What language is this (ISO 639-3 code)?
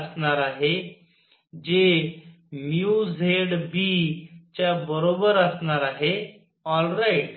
mar